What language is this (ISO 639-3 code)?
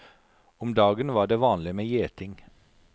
nor